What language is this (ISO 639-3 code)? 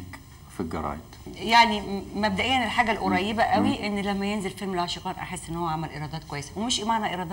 ara